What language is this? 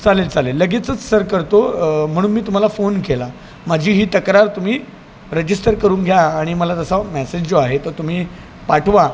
Marathi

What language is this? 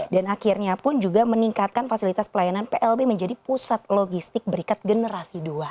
Indonesian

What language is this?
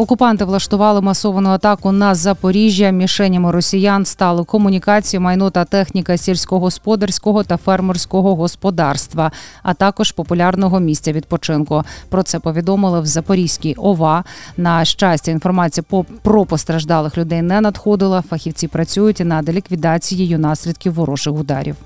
Ukrainian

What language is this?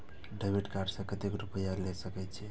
Maithili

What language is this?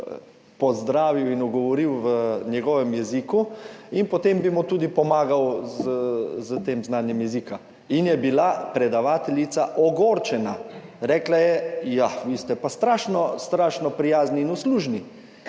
Slovenian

